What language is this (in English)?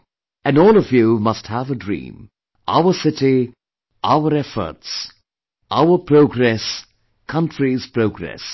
English